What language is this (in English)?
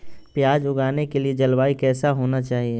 Magahi